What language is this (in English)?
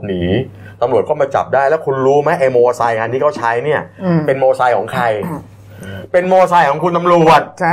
Thai